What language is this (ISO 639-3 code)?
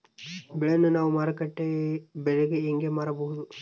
kan